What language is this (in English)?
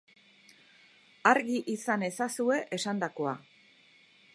Basque